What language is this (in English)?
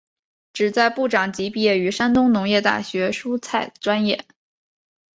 Chinese